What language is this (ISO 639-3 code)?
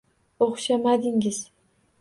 uzb